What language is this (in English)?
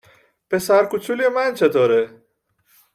Persian